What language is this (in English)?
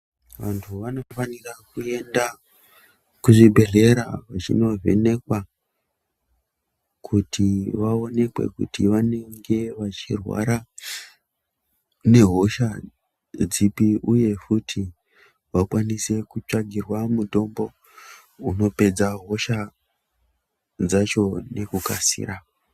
Ndau